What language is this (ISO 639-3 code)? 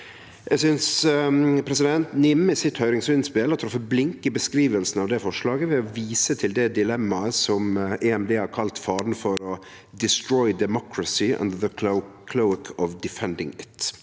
nor